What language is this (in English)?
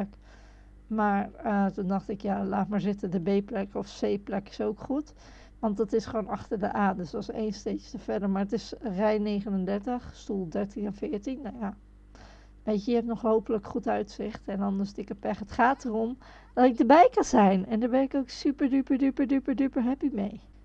Dutch